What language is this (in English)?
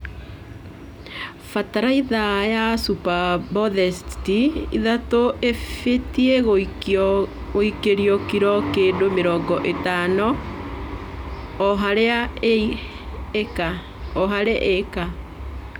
Kikuyu